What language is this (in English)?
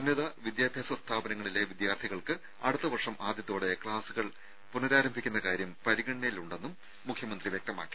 Malayalam